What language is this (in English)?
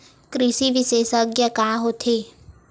Chhattisgarhi